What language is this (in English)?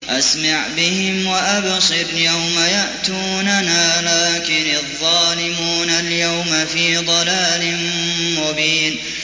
Arabic